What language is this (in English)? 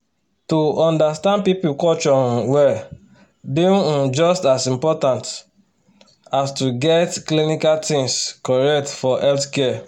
Nigerian Pidgin